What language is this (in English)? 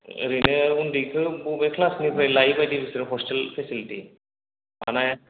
Bodo